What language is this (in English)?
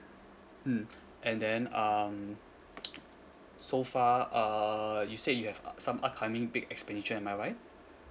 English